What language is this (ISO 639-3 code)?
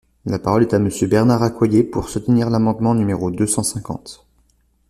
fra